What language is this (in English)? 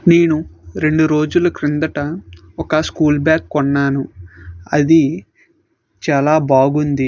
Telugu